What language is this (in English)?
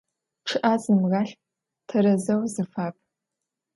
Adyghe